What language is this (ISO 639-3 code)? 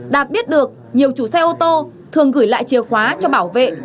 vie